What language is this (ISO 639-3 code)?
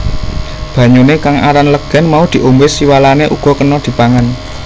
jav